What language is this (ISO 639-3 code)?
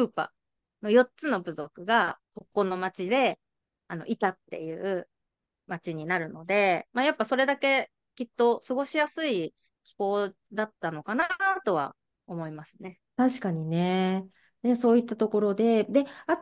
jpn